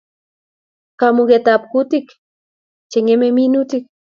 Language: Kalenjin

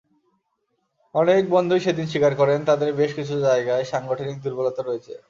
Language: Bangla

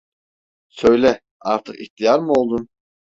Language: Turkish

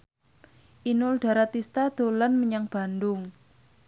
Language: Javanese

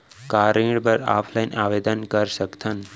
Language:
Chhattisgarhi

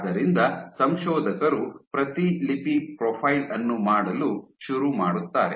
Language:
Kannada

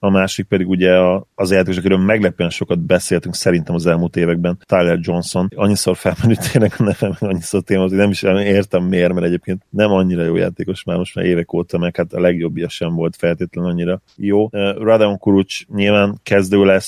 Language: Hungarian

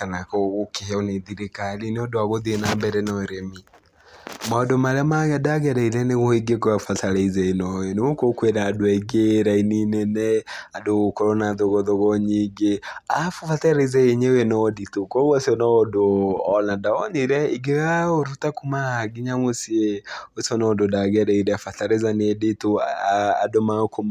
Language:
Kikuyu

